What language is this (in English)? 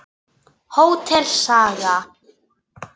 Icelandic